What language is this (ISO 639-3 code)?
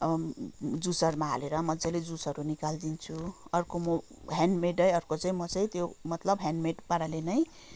nep